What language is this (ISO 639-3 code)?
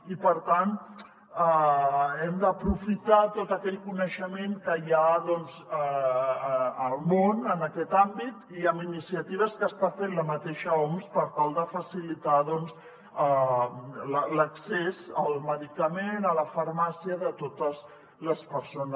cat